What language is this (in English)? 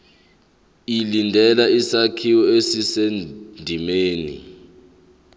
Zulu